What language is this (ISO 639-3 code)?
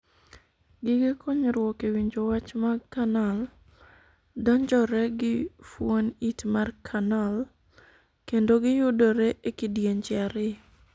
luo